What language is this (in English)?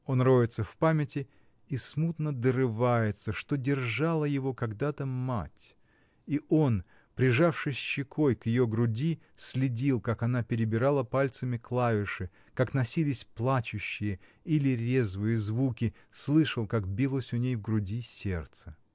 Russian